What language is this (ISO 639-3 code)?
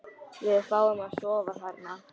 isl